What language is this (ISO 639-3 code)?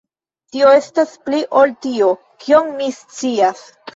epo